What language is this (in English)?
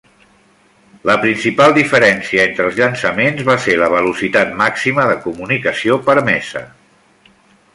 Catalan